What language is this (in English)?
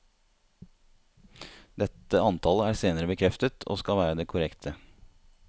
Norwegian